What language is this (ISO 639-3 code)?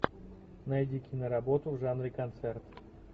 rus